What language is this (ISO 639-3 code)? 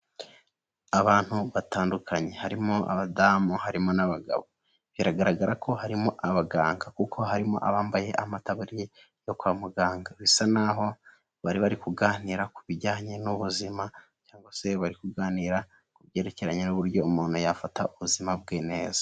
kin